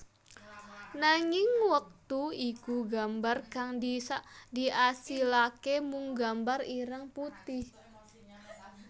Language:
Javanese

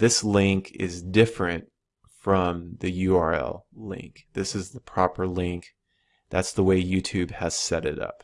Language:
English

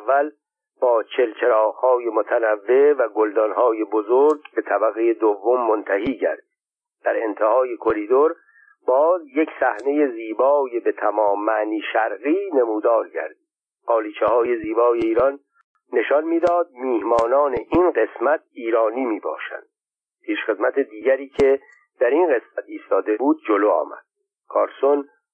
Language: Persian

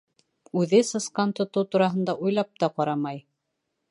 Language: Bashkir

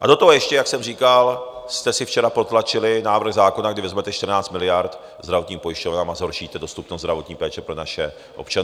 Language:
Czech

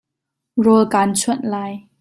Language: Hakha Chin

